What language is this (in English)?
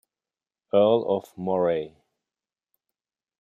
German